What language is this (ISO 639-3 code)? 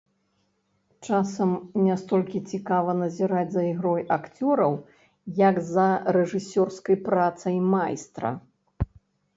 bel